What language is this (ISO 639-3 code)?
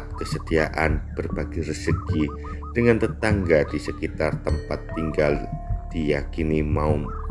ind